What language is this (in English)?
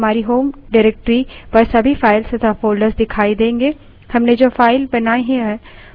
Hindi